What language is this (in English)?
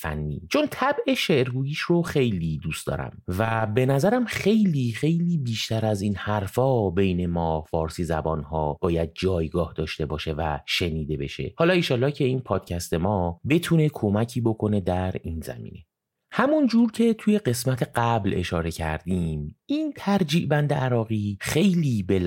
Persian